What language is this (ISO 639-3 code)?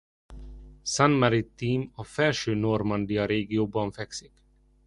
hun